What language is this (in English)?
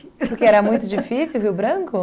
Portuguese